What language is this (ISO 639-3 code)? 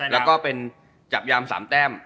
tha